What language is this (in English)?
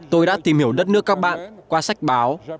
Vietnamese